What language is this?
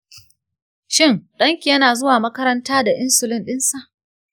Hausa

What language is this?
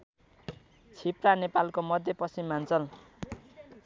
Nepali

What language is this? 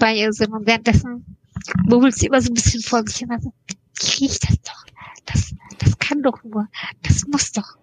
German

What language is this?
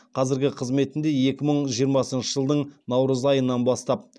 Kazakh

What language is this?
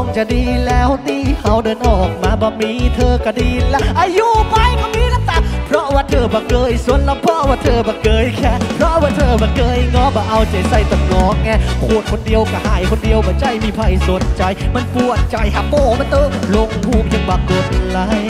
Thai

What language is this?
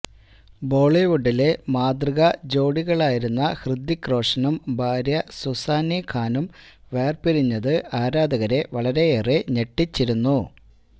Malayalam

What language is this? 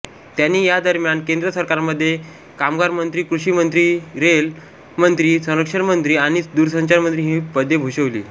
Marathi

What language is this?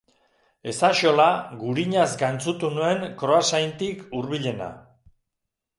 Basque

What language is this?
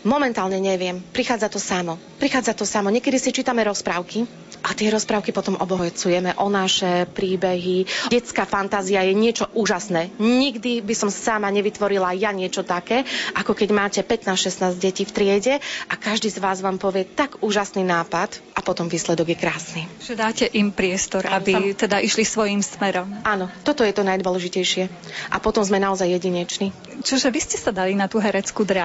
Slovak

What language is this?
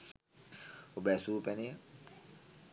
Sinhala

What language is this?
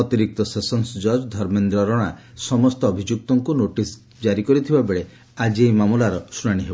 Odia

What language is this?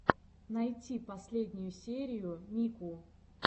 Russian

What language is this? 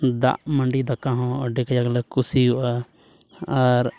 Santali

